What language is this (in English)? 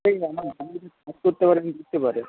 Bangla